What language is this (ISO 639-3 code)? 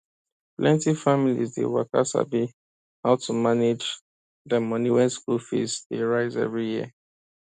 pcm